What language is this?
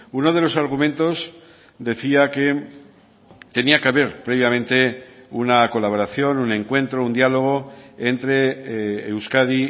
Spanish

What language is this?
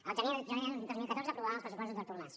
Catalan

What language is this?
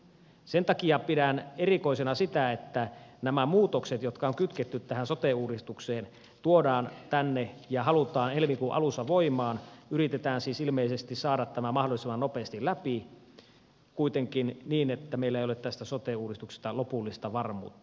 Finnish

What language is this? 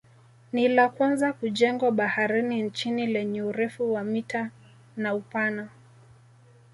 Swahili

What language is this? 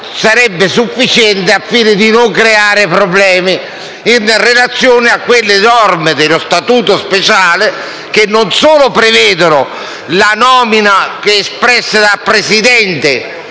Italian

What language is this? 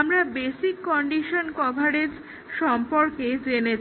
Bangla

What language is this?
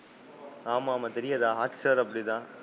Tamil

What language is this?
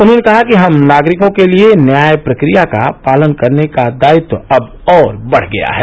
Hindi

